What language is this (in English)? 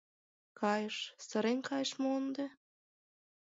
Mari